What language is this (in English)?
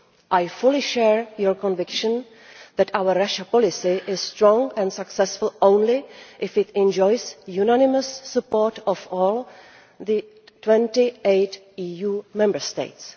English